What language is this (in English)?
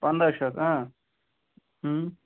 Kashmiri